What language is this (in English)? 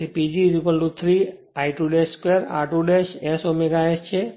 Gujarati